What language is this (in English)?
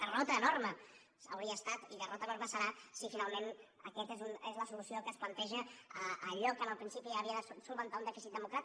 Catalan